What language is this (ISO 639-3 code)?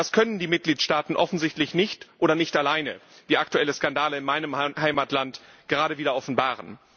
deu